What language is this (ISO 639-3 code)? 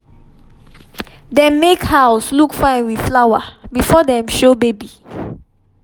pcm